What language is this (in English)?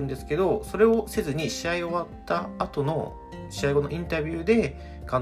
Japanese